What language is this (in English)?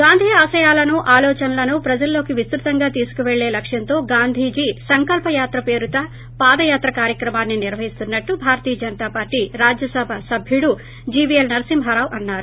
Telugu